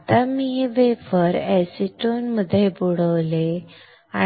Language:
Marathi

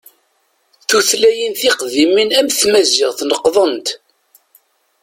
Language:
Kabyle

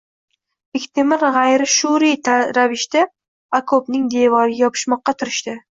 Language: Uzbek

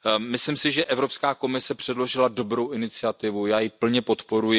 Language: Czech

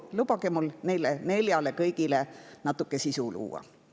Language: Estonian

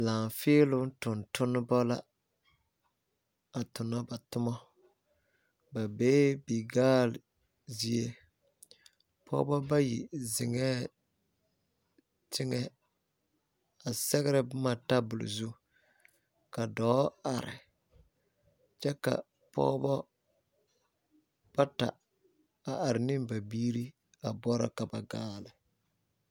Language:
Southern Dagaare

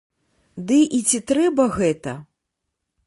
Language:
Belarusian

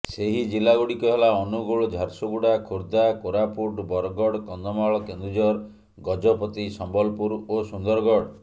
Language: Odia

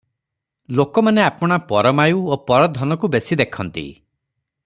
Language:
Odia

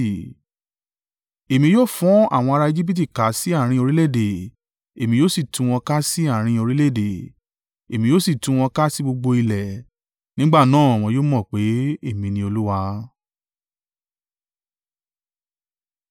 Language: Yoruba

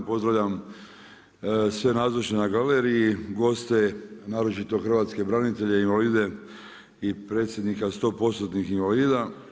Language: Croatian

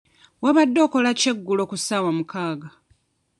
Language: Ganda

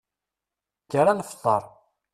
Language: Kabyle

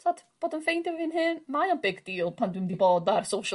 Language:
Welsh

